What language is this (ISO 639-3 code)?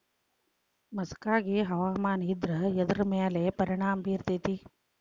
kan